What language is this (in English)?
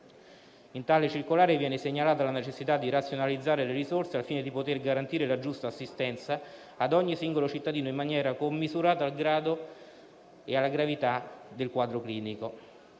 Italian